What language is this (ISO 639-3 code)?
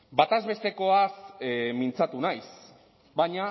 eus